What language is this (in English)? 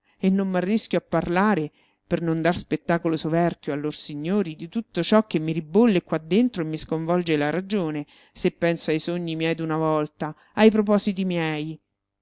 Italian